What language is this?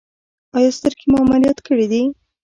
Pashto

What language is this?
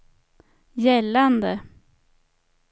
Swedish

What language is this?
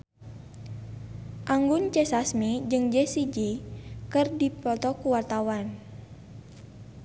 Sundanese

